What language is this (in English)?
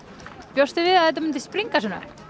Icelandic